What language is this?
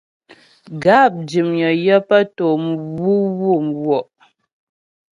Ghomala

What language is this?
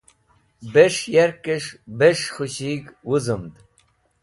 Wakhi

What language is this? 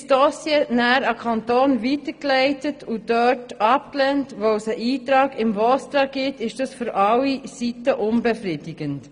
Swiss German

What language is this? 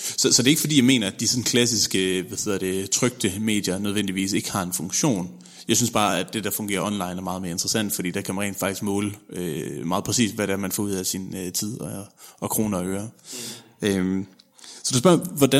Danish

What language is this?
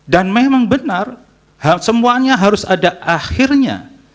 Indonesian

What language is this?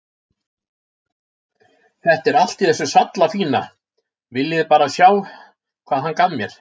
Icelandic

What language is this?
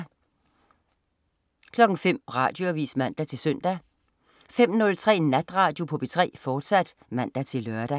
Danish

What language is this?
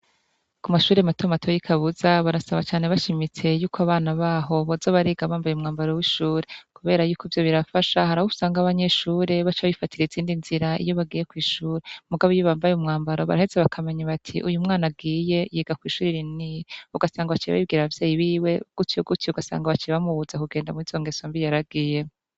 Rundi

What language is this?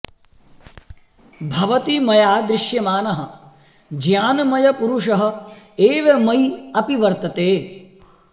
Sanskrit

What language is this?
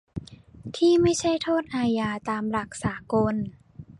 Thai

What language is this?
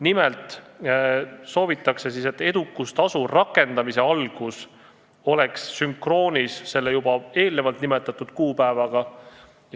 Estonian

